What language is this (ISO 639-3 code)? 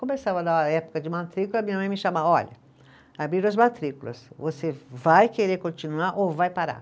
por